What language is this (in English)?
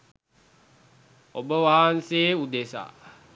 Sinhala